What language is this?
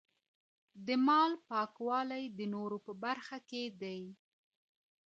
Pashto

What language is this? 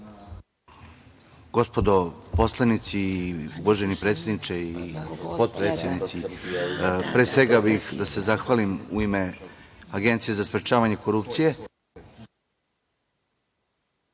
Serbian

